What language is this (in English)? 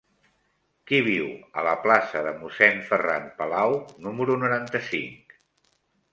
Catalan